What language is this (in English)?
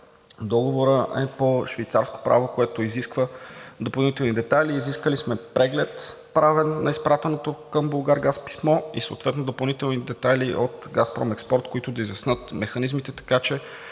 Bulgarian